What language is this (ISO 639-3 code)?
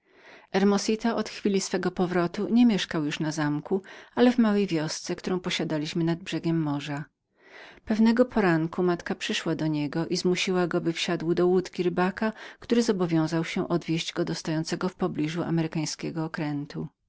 pol